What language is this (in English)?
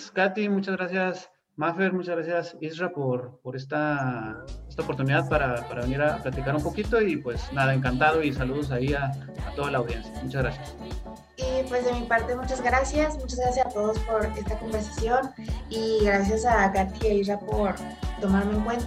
Spanish